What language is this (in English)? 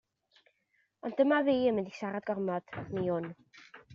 Welsh